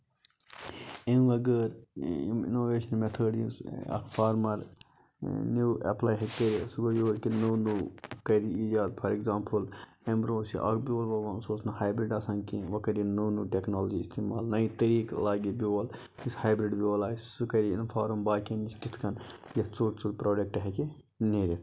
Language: Kashmiri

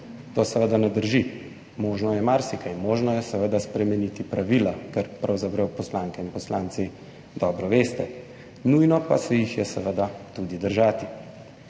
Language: Slovenian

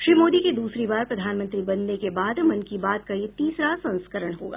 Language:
Hindi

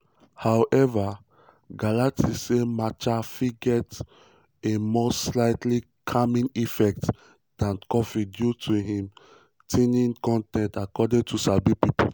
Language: Nigerian Pidgin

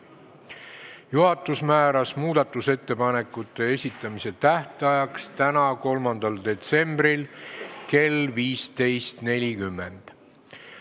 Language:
Estonian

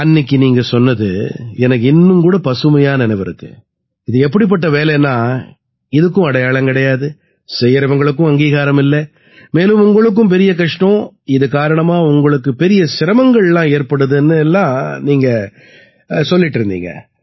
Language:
Tamil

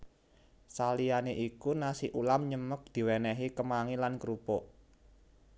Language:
Javanese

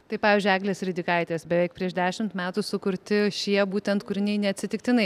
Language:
Lithuanian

